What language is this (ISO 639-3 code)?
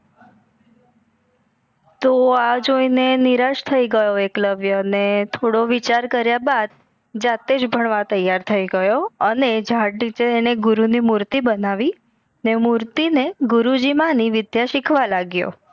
guj